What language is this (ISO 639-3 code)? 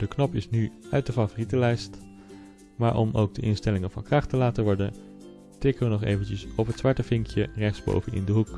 nld